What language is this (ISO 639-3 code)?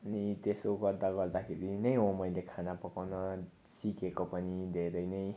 nep